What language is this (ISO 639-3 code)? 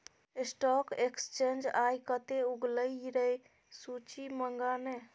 mai